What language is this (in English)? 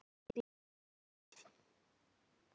Icelandic